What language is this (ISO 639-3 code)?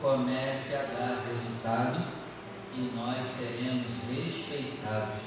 por